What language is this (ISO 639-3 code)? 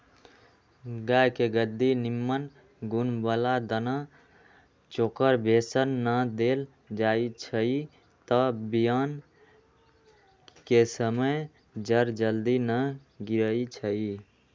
mag